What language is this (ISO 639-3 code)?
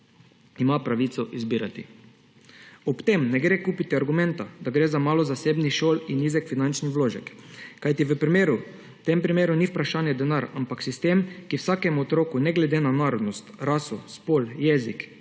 slv